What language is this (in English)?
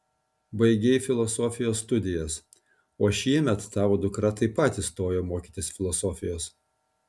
Lithuanian